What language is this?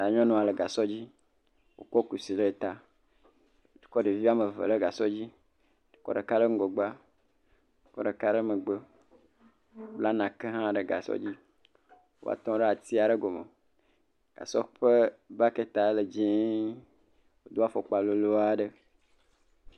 Ewe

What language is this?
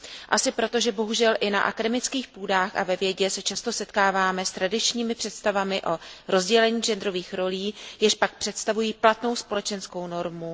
Czech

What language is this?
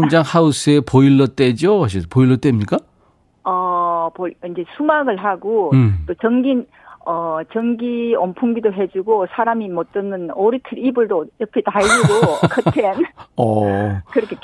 Korean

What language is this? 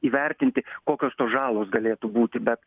Lithuanian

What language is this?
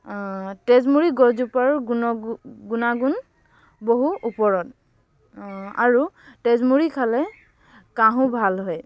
Assamese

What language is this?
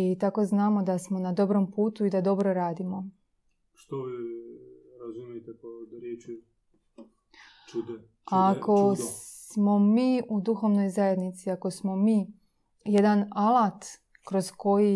Croatian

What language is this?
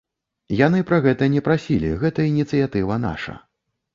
Belarusian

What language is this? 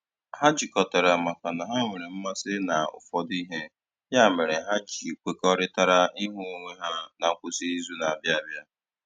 Igbo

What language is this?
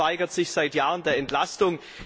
German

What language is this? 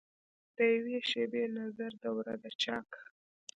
Pashto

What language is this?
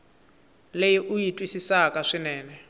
Tsonga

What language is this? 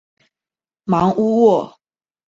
Chinese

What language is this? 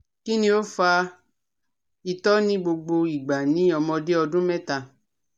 Yoruba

